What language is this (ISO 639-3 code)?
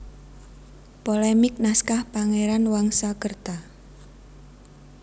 jav